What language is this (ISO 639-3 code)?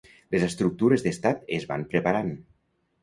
cat